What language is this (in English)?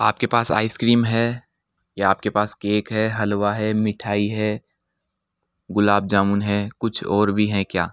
Hindi